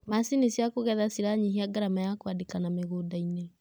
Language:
Kikuyu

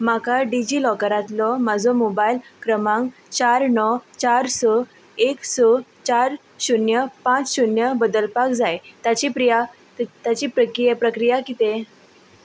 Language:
Konkani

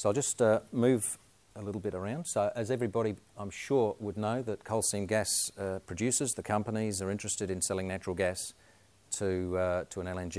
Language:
English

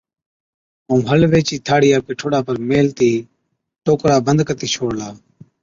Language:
Od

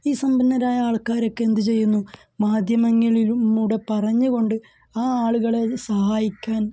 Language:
Malayalam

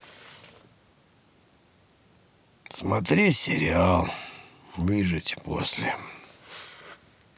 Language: Russian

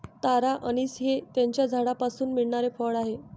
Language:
Marathi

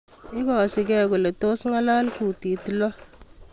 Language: Kalenjin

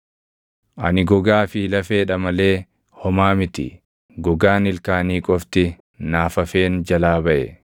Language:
Oromo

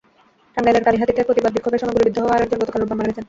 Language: Bangla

